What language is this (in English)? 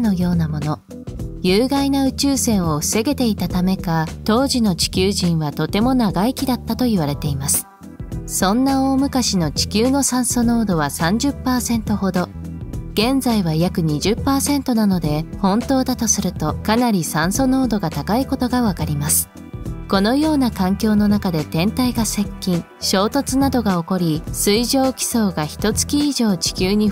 Japanese